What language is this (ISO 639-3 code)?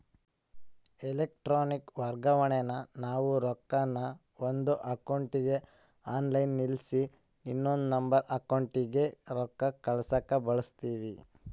kan